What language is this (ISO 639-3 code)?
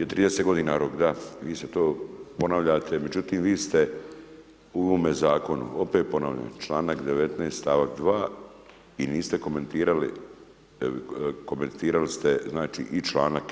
hrv